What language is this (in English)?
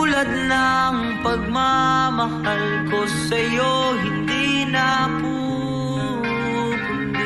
Filipino